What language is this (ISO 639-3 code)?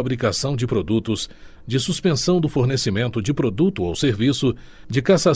por